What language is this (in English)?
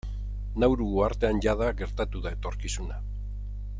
Basque